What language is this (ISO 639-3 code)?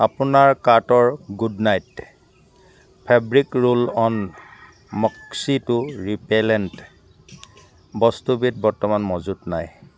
asm